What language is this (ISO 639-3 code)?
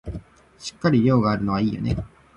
jpn